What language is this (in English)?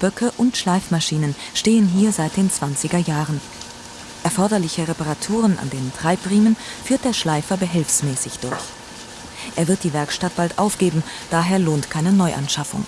German